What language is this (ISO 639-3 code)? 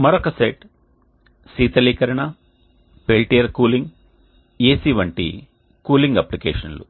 tel